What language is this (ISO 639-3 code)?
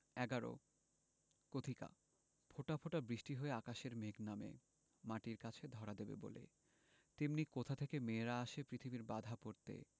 ben